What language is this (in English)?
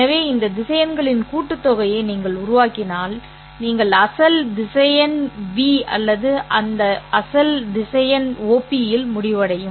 Tamil